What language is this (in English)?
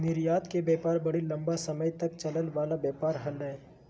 Magahi